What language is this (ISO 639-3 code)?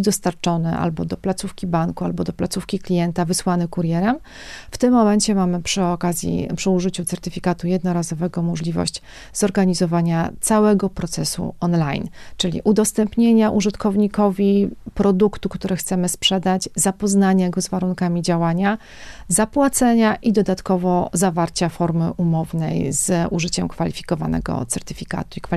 pol